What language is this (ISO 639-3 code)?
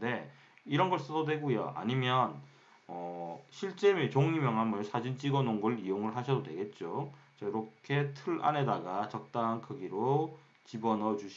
kor